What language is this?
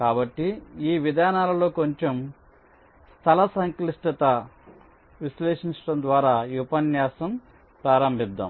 Telugu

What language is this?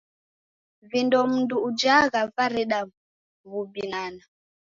Taita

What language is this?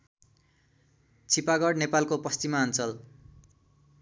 Nepali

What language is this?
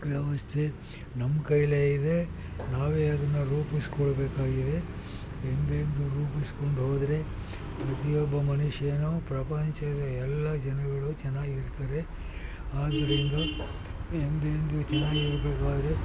Kannada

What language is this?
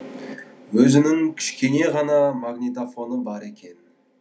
Kazakh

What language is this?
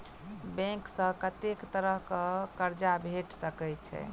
Maithili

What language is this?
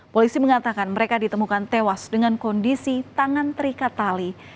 Indonesian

